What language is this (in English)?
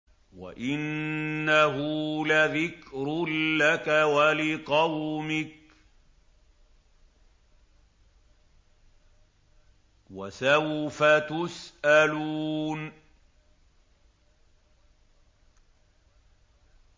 Arabic